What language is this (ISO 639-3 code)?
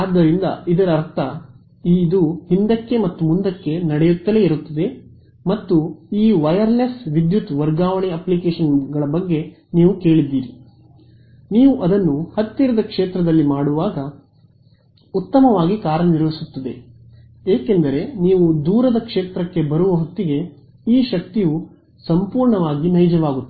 kan